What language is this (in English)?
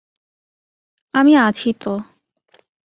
Bangla